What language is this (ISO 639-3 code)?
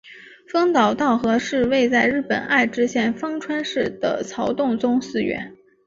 zho